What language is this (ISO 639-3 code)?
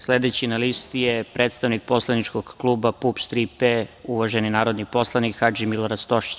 srp